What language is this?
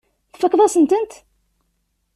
Kabyle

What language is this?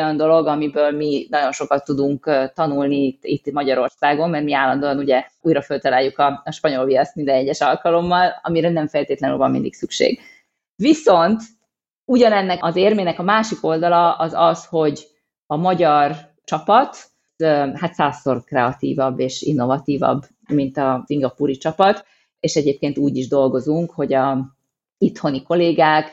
Hungarian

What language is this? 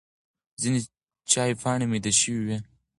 Pashto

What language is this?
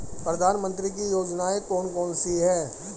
Hindi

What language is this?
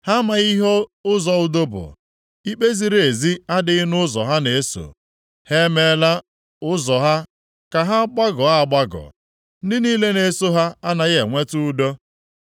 Igbo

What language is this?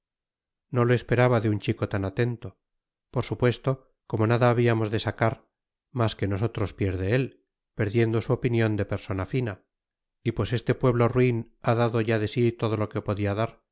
Spanish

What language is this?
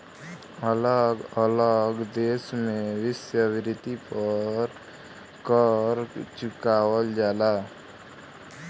Bhojpuri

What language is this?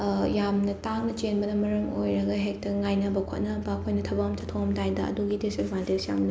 Manipuri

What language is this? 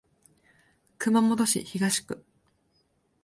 Japanese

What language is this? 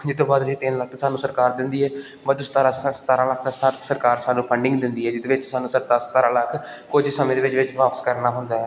Punjabi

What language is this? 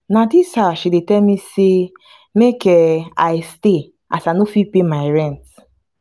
Nigerian Pidgin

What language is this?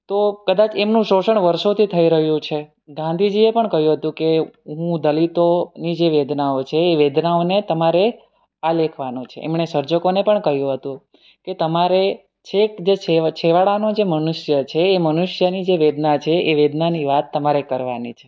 Gujarati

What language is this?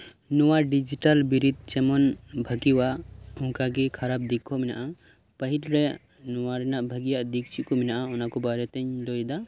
Santali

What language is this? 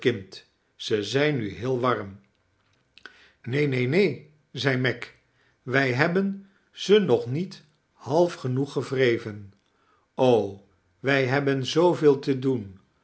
Dutch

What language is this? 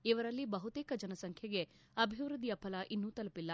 Kannada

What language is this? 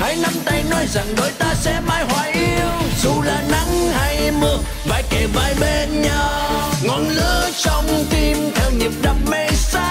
Vietnamese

